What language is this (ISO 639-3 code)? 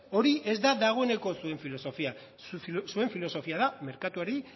eus